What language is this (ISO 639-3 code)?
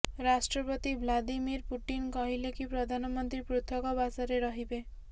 ori